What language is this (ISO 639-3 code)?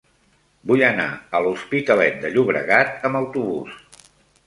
cat